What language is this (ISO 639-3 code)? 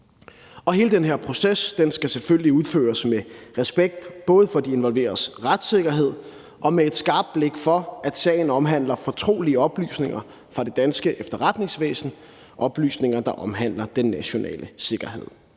dan